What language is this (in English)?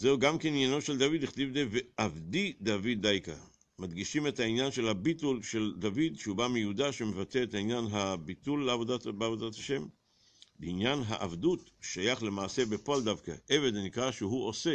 Hebrew